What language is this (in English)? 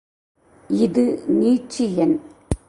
Tamil